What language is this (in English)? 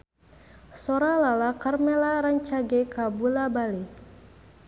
Sundanese